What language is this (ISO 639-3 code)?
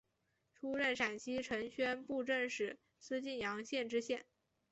zho